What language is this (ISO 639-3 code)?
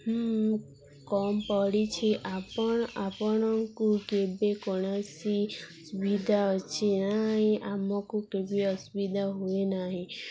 ori